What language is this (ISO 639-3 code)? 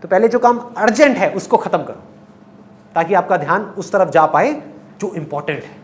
hin